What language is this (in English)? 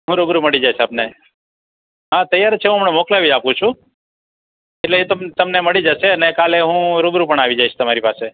Gujarati